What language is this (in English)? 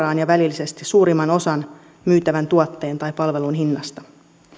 Finnish